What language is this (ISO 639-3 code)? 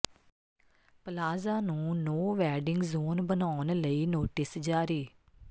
pan